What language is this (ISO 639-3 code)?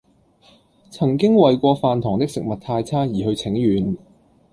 yue